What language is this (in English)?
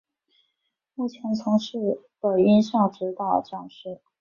Chinese